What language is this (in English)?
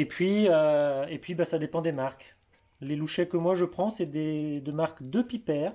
French